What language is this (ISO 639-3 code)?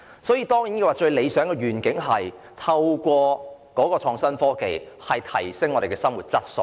yue